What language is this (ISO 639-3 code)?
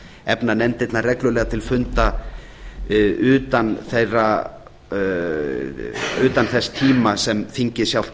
isl